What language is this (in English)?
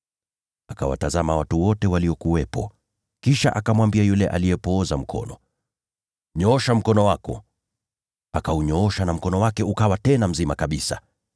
Swahili